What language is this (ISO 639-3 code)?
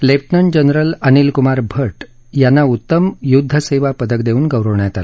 mar